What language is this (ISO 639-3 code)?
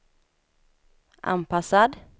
swe